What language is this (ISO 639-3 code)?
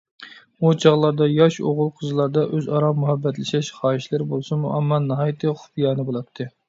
uig